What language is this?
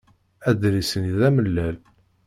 Kabyle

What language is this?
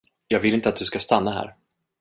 Swedish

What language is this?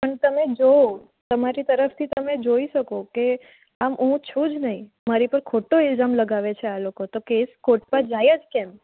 Gujarati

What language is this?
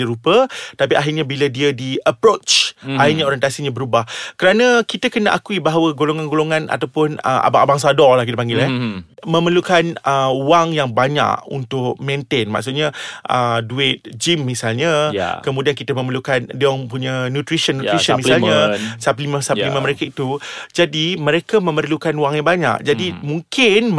Malay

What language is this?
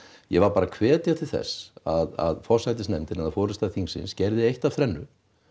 Icelandic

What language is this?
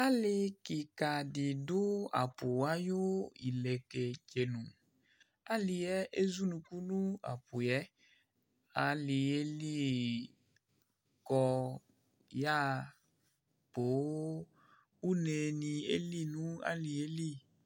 Ikposo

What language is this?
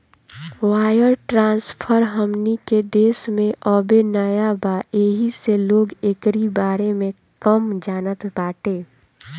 Bhojpuri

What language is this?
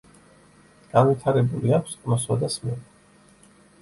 Georgian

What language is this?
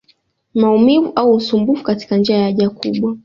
Swahili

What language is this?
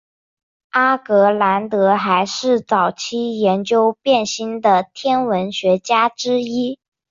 Chinese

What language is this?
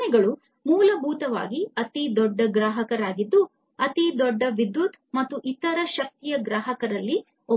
Kannada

